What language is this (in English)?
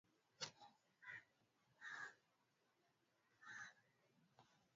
Swahili